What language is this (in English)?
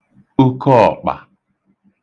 Igbo